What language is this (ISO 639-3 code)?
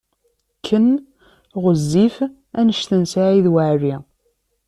kab